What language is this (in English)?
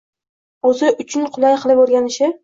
Uzbek